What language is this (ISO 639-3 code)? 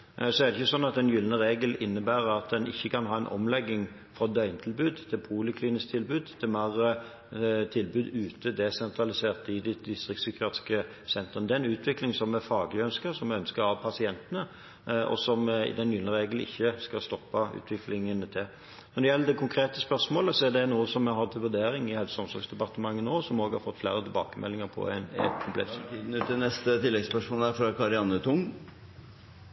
nob